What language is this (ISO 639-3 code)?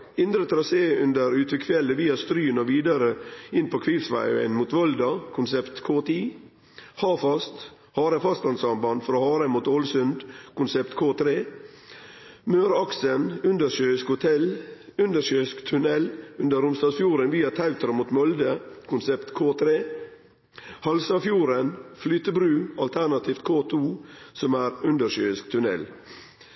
nno